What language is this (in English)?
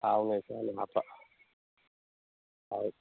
Manipuri